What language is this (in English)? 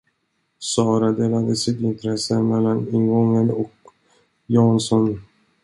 Swedish